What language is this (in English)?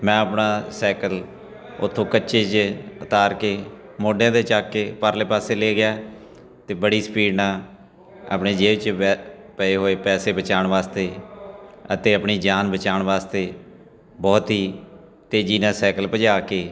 Punjabi